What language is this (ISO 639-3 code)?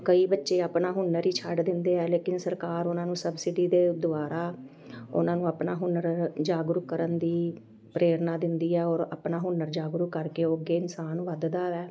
pan